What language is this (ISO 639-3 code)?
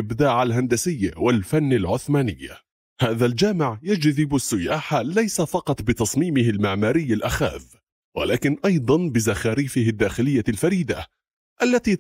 ara